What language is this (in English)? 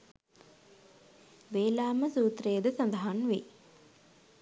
Sinhala